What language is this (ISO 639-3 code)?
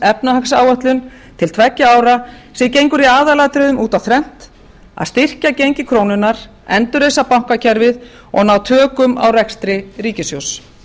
isl